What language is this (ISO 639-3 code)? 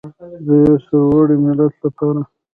pus